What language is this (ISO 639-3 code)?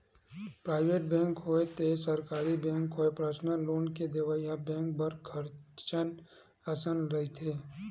hne